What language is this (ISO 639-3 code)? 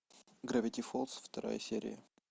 rus